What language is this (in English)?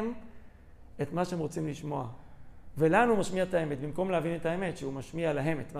Hebrew